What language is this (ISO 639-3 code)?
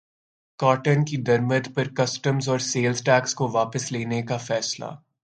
urd